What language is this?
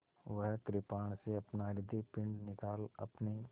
Hindi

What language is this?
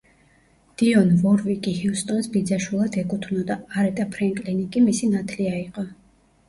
Georgian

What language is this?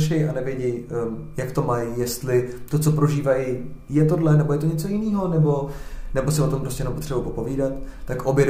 Czech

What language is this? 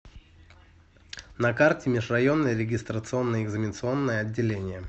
Russian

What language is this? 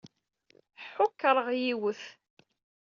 Kabyle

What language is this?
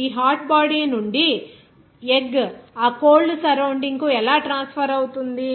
Telugu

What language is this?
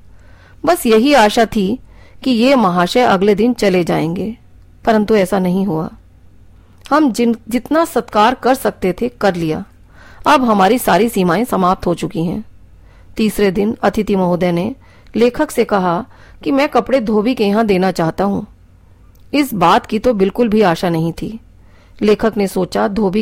Hindi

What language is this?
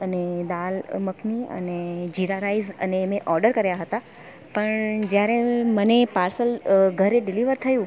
Gujarati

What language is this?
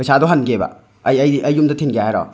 Manipuri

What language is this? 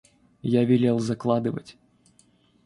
Russian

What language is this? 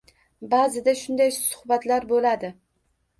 Uzbek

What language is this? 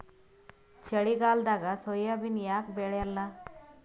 Kannada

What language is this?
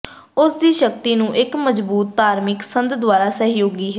Punjabi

